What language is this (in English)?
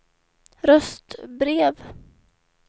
Swedish